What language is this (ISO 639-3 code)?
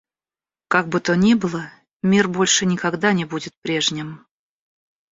rus